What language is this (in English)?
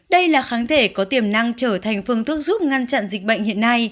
Vietnamese